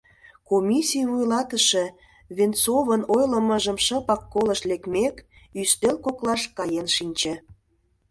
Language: Mari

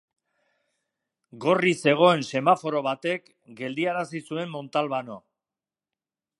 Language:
Basque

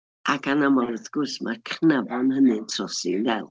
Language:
Welsh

